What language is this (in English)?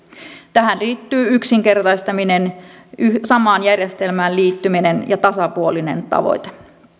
Finnish